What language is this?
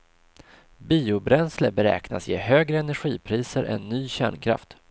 Swedish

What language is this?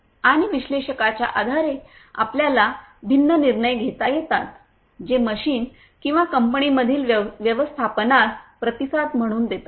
Marathi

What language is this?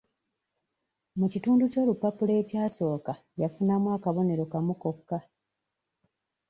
Ganda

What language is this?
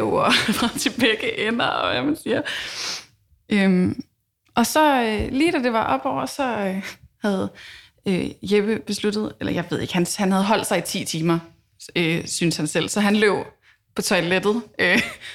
Danish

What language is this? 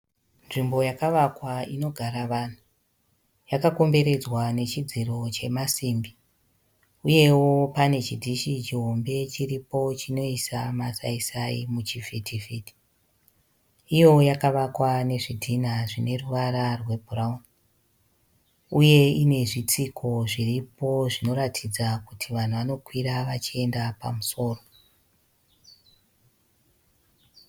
Shona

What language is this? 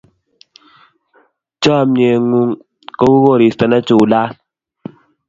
Kalenjin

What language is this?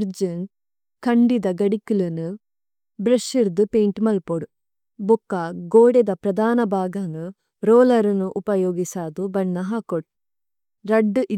Tulu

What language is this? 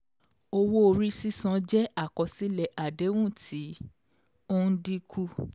Yoruba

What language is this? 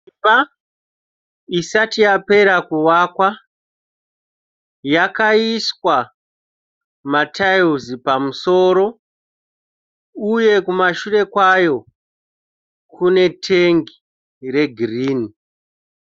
Shona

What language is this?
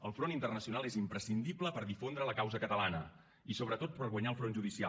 Catalan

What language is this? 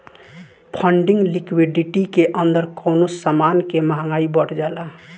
Bhojpuri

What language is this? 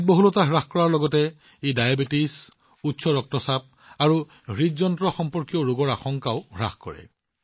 Assamese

